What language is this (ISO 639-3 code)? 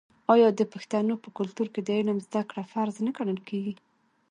pus